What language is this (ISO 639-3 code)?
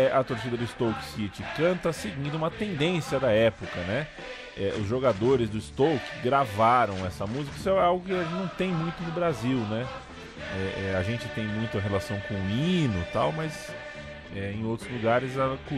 por